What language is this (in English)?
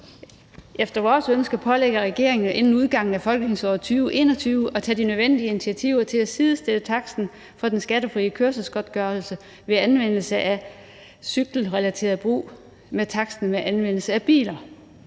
Danish